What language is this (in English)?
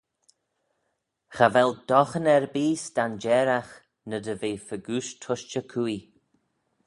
Manx